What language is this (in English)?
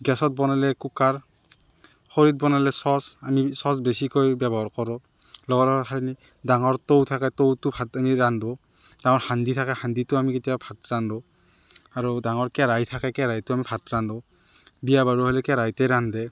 Assamese